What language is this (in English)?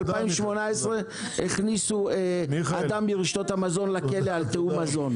Hebrew